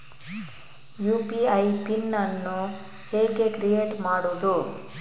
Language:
Kannada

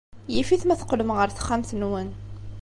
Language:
Kabyle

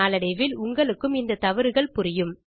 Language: Tamil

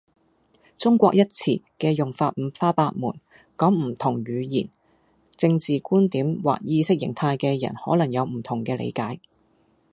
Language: Cantonese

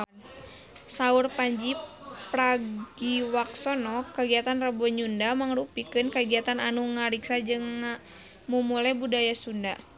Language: Sundanese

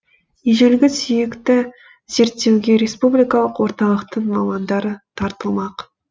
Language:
Kazakh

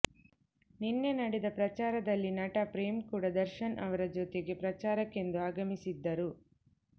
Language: Kannada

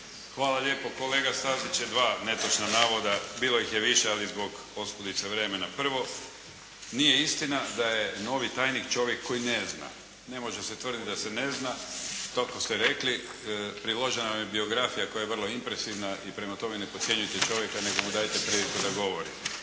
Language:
Croatian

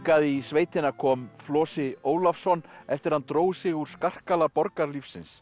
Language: Icelandic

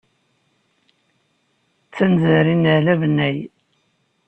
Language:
Kabyle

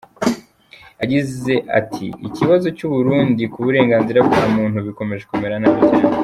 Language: Kinyarwanda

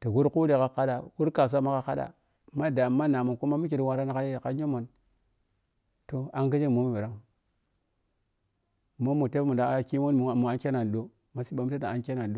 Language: Piya-Kwonci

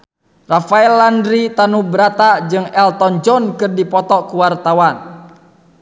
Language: Sundanese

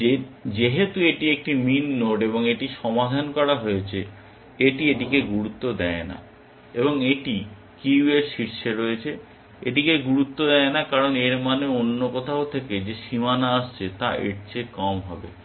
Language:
Bangla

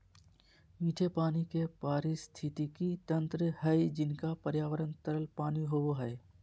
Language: Magahi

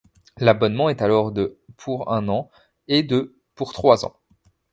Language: French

